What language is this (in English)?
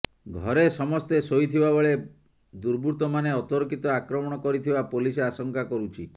Odia